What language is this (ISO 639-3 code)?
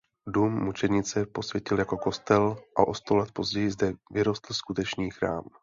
ces